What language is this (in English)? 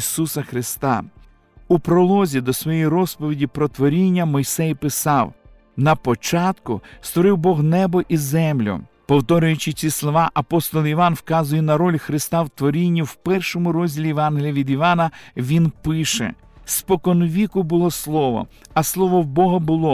Ukrainian